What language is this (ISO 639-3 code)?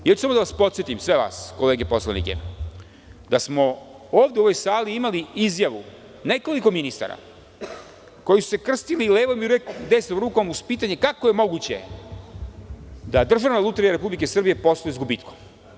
srp